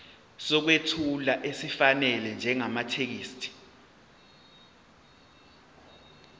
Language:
Zulu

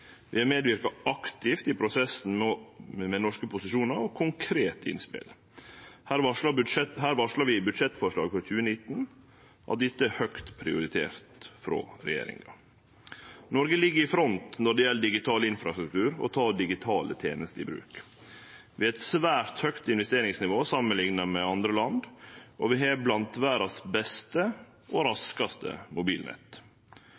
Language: Norwegian Nynorsk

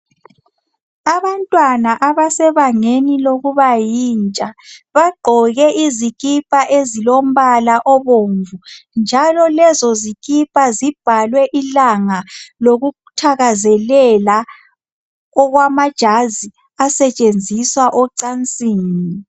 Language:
North Ndebele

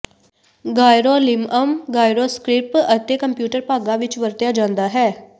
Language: Punjabi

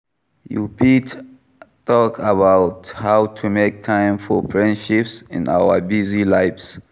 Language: Nigerian Pidgin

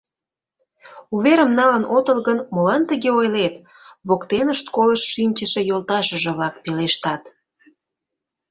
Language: Mari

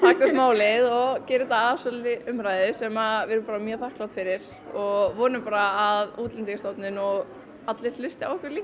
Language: Icelandic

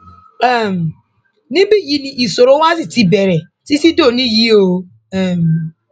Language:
Yoruba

